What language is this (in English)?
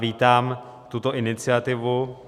Czech